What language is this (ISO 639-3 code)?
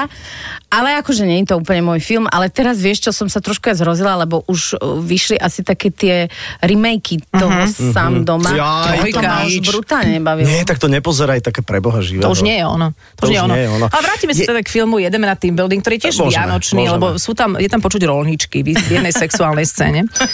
slk